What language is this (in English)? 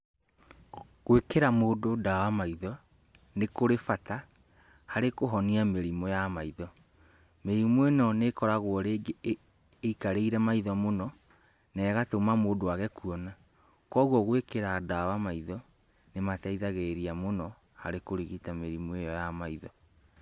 Kikuyu